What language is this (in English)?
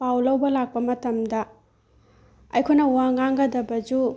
Manipuri